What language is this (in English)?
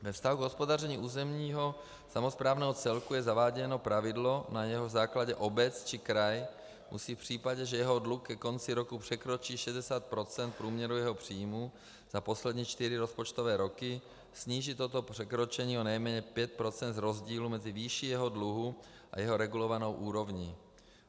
Czech